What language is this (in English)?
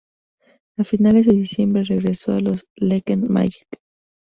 Spanish